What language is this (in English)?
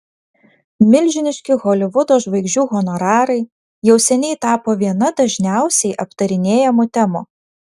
Lithuanian